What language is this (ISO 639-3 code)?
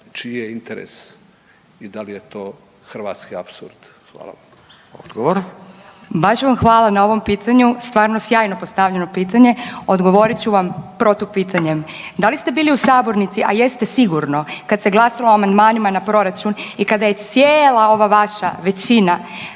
hrv